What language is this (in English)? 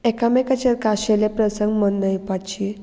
Konkani